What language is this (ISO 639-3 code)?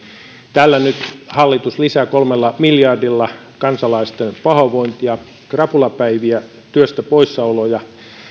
fin